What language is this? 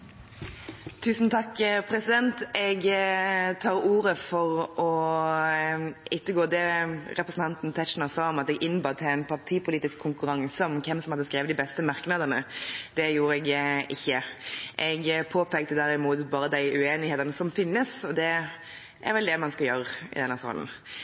Norwegian Bokmål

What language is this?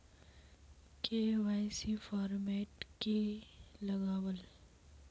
Magahi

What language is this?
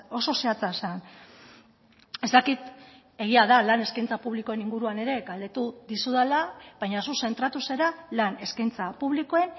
Basque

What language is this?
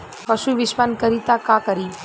Bhojpuri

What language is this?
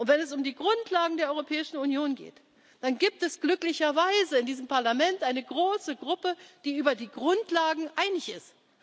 German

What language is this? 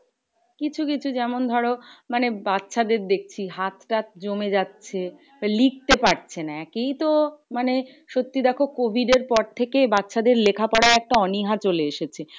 Bangla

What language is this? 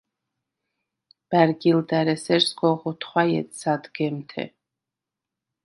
Svan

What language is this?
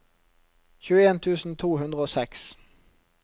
Norwegian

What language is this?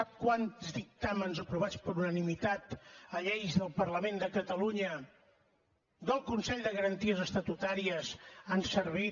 Catalan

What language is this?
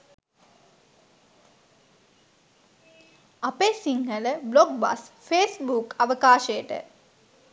Sinhala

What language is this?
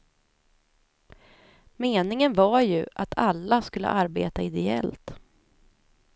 Swedish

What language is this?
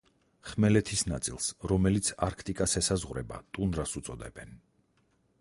Georgian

